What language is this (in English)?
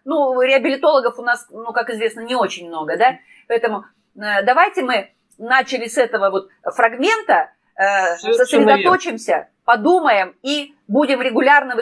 Russian